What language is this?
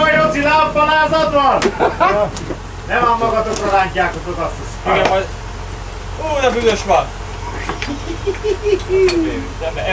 Hungarian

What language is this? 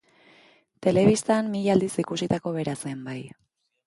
Basque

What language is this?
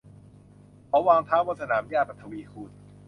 Thai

